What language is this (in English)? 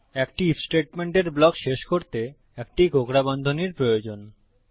Bangla